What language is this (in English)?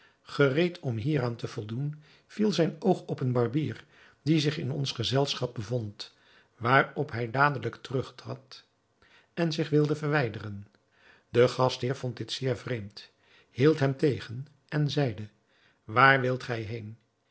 Dutch